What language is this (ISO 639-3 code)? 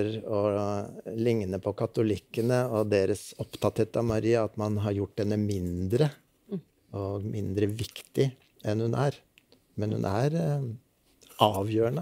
nor